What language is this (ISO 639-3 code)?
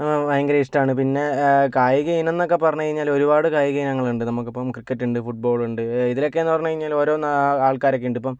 mal